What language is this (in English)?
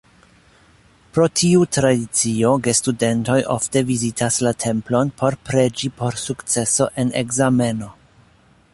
Esperanto